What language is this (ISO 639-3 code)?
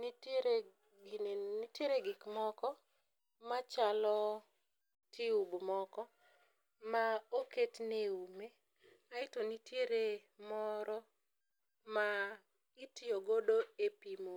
luo